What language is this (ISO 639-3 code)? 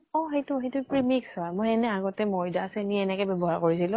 asm